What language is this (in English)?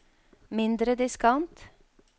Norwegian